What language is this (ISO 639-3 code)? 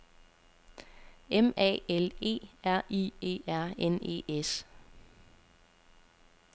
dan